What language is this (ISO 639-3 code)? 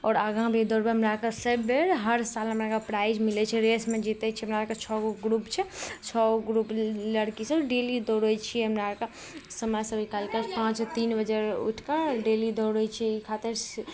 mai